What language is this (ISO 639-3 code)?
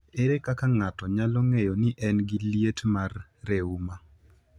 luo